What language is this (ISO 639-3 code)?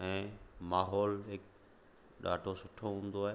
snd